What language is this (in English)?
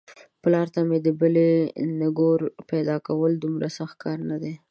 Pashto